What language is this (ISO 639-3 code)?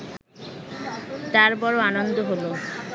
ben